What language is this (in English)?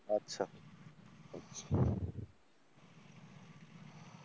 Bangla